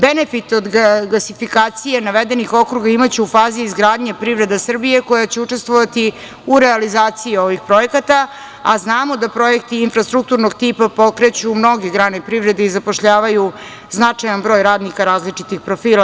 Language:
Serbian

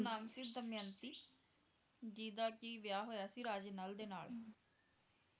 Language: Punjabi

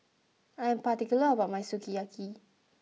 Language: English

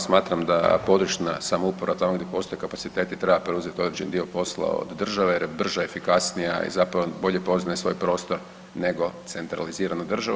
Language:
Croatian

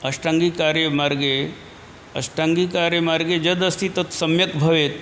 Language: Sanskrit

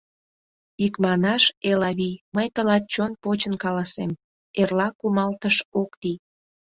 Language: Mari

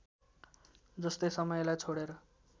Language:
Nepali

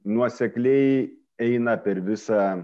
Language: Lithuanian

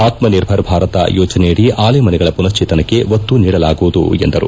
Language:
Kannada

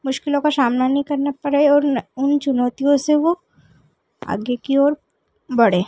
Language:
Hindi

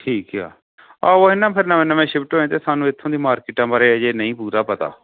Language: Punjabi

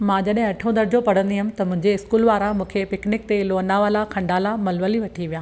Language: Sindhi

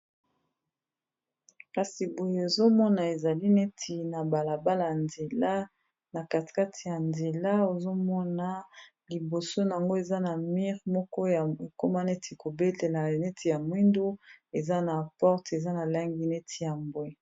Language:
Lingala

